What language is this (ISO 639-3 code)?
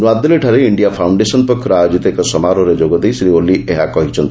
ori